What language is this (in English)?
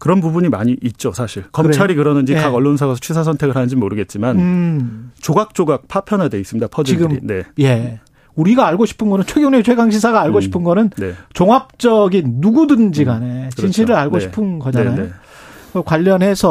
Korean